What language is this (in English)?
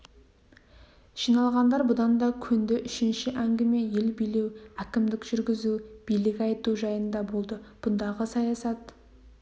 Kazakh